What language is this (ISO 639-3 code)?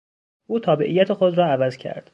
fas